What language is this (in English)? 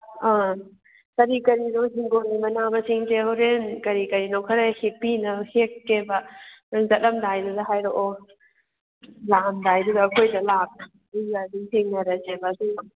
Manipuri